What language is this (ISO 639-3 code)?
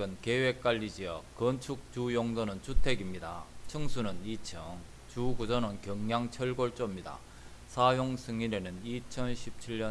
kor